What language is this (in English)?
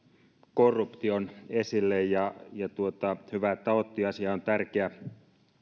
Finnish